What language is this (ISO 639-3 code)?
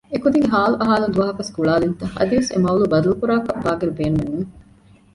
div